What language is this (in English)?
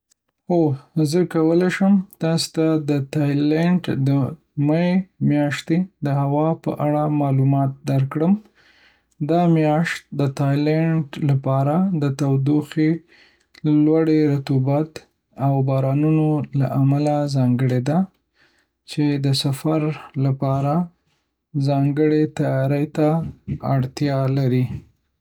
Pashto